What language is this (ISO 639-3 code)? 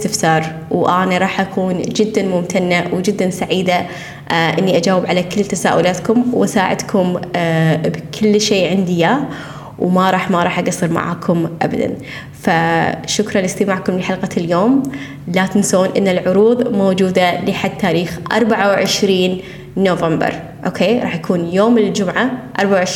ara